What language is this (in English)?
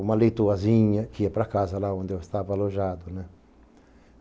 Portuguese